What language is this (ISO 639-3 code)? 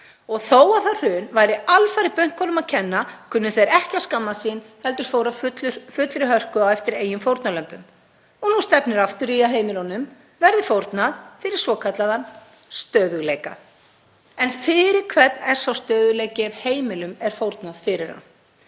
isl